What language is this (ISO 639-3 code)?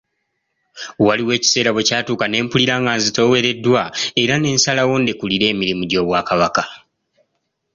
lug